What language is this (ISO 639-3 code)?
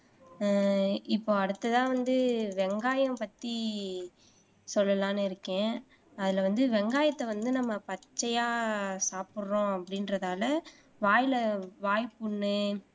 tam